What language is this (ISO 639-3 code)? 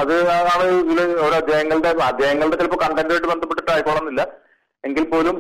mal